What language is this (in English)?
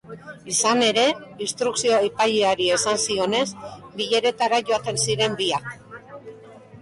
Basque